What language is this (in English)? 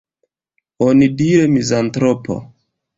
Esperanto